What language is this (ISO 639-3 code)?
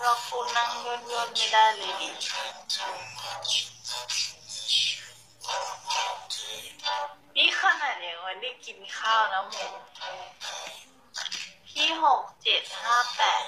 tha